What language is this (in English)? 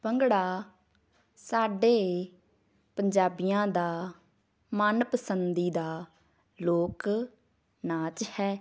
Punjabi